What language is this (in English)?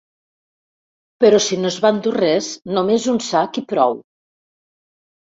Catalan